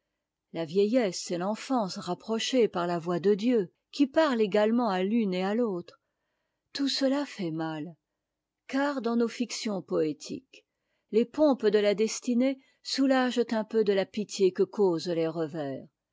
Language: French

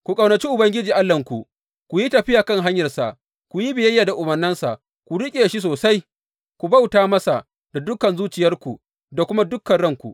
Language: Hausa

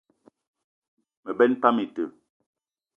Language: Eton (Cameroon)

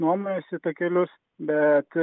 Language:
Lithuanian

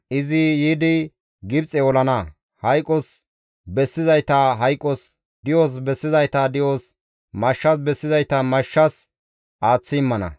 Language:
Gamo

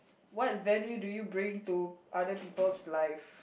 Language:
English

